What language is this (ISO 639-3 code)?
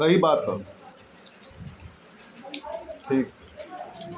bho